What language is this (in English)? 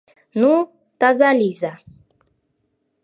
Mari